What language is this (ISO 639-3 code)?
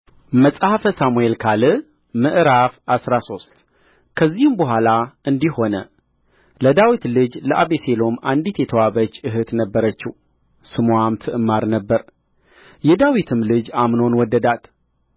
amh